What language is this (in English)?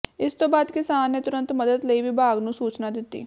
Punjabi